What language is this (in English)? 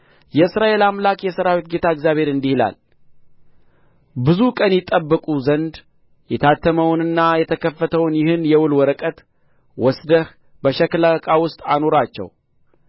Amharic